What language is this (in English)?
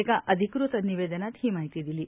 Marathi